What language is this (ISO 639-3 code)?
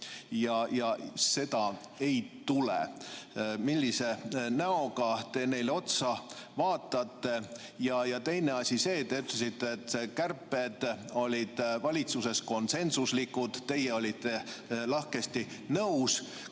est